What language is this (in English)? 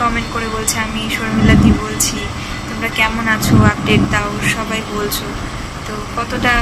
Bangla